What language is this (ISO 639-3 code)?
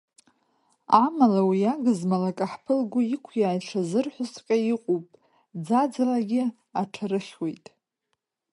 abk